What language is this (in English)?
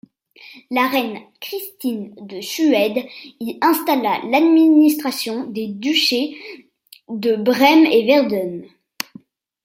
French